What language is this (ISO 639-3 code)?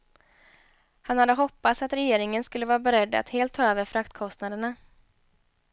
swe